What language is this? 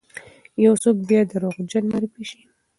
Pashto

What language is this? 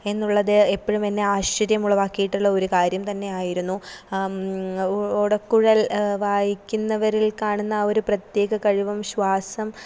Malayalam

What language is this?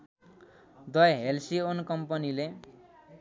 Nepali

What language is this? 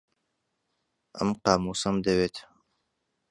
Central Kurdish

